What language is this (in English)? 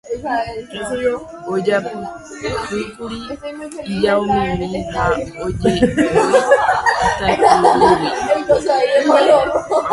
Guarani